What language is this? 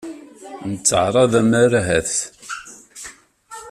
Kabyle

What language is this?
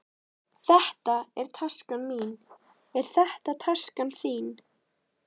Icelandic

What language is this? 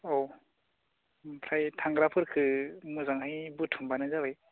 Bodo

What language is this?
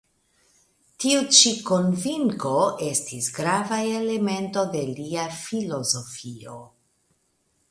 Esperanto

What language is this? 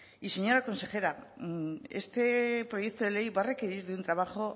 Spanish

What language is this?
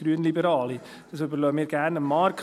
Swiss German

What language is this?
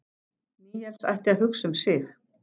Icelandic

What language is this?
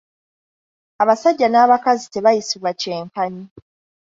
Ganda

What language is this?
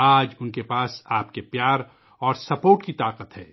Urdu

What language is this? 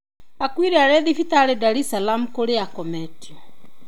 Kikuyu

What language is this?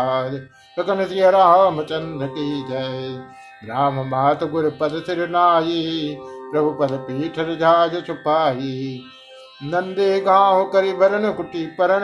Hindi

